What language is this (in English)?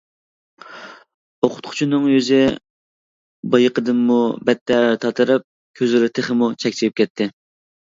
Uyghur